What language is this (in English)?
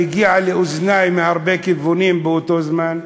Hebrew